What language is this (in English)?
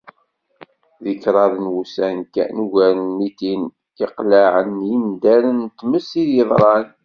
Kabyle